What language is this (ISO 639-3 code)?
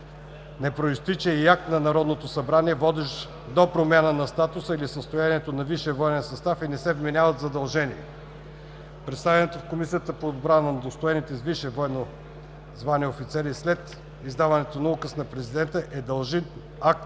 bul